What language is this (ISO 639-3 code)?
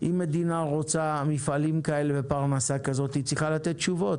heb